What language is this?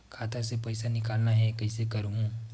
Chhattisgarhi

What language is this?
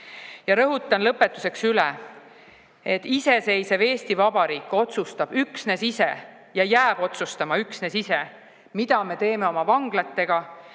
Estonian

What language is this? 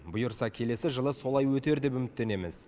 Kazakh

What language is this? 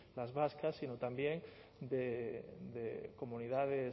Spanish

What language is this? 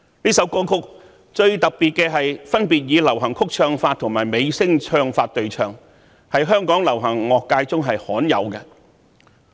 Cantonese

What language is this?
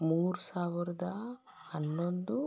Kannada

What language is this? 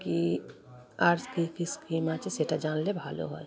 Bangla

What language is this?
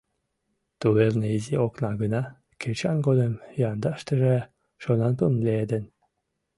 Mari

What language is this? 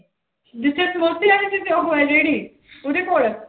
Punjabi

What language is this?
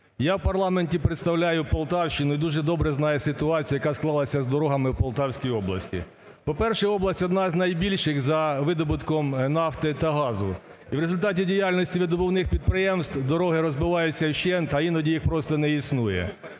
Ukrainian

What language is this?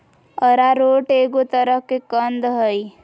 Magahi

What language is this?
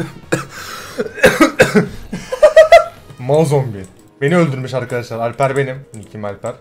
Turkish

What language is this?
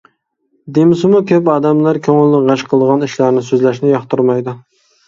Uyghur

